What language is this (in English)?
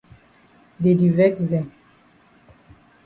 Cameroon Pidgin